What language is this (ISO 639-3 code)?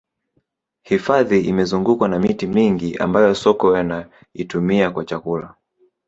swa